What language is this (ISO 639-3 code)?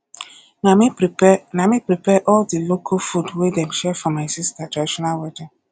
pcm